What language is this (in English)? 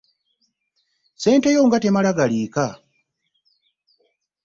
Ganda